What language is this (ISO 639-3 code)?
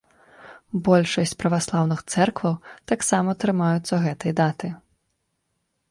bel